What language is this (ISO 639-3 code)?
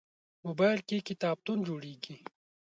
pus